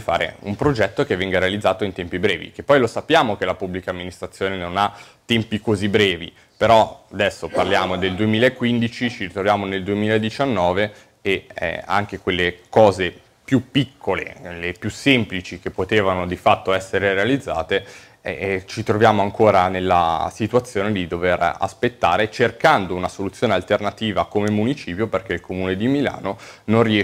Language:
Italian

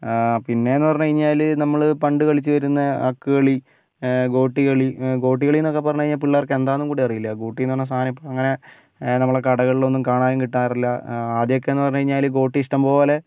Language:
Malayalam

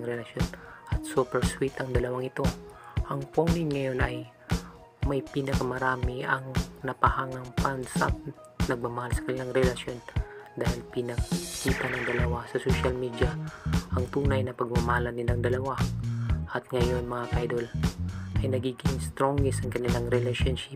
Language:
Filipino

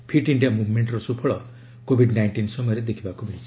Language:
Odia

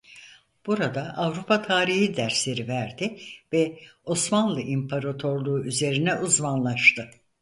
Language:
Turkish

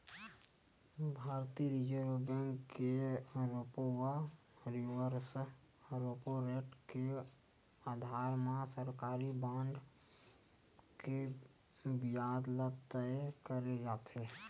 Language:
Chhattisgarhi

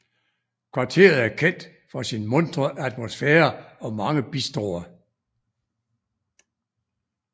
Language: Danish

